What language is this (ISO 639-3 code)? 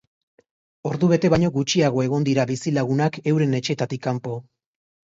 eus